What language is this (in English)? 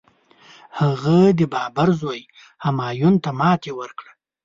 Pashto